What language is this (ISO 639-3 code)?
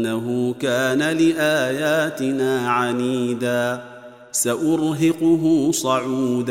ara